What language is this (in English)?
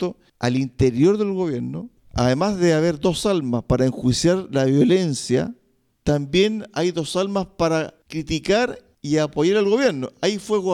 Spanish